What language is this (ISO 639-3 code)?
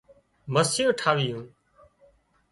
kxp